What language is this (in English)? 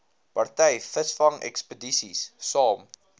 Afrikaans